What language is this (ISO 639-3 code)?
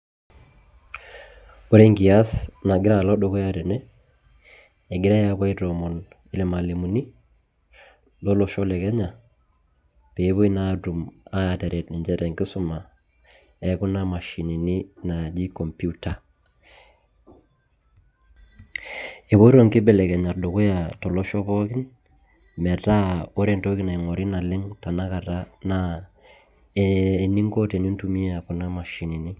mas